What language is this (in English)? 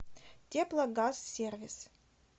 Russian